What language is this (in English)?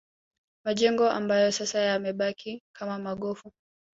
Swahili